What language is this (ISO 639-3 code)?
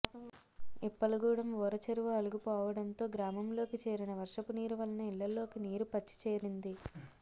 tel